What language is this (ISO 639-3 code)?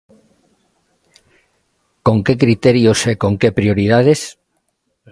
glg